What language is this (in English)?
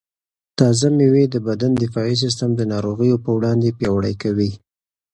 Pashto